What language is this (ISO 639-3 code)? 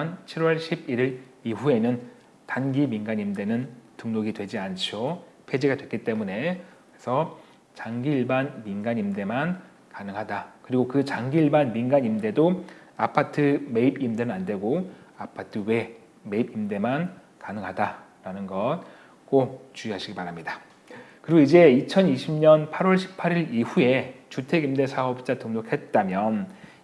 kor